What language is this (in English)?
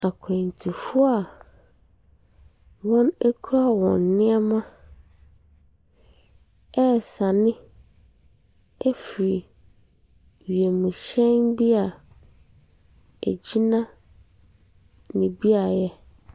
Akan